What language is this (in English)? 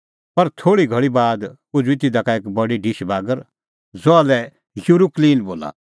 Kullu Pahari